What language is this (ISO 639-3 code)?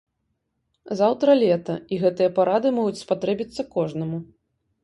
bel